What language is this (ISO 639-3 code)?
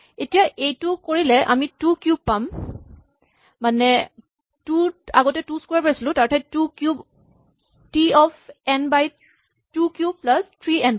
asm